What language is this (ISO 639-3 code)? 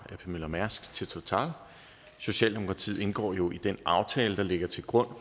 dan